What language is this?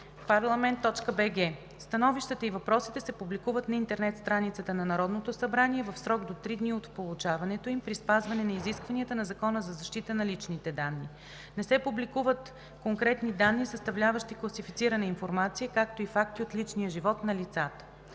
Bulgarian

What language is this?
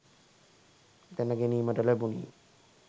Sinhala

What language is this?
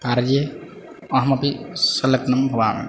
Sanskrit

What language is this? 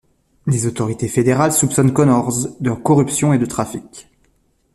French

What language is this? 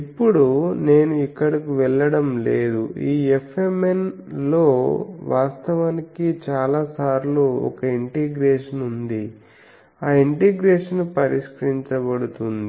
Telugu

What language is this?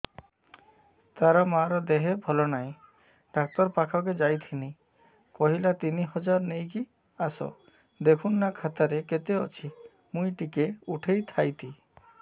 Odia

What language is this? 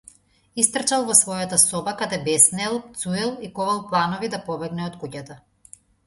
Macedonian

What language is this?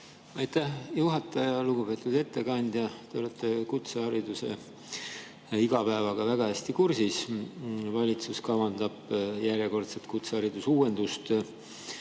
Estonian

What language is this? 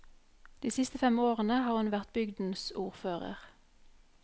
Norwegian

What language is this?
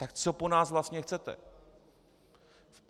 Czech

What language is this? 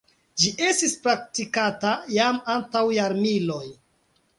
Esperanto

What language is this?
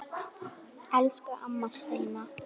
Icelandic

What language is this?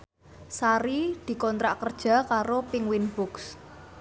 Javanese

